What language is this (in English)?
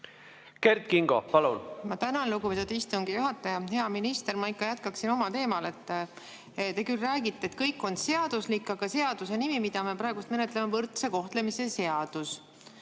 Estonian